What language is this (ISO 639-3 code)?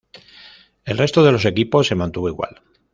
spa